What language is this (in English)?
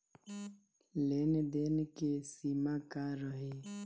Bhojpuri